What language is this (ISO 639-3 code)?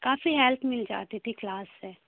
urd